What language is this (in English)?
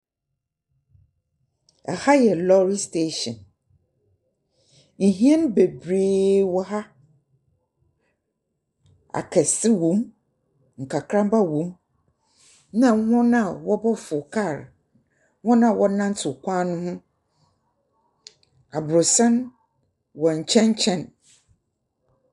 Akan